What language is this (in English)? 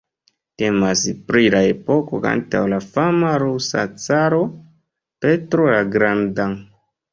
Esperanto